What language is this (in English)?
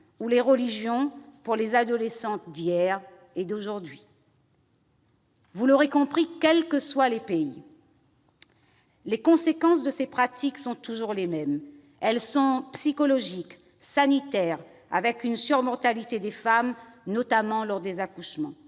French